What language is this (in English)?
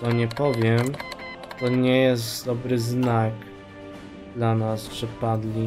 Polish